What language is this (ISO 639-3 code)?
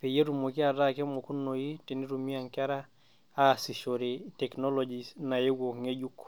mas